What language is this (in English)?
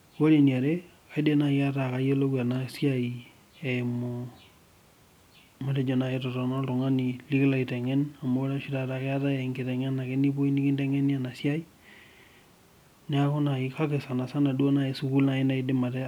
Masai